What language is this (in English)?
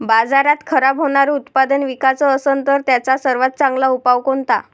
Marathi